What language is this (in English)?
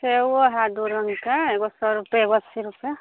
Maithili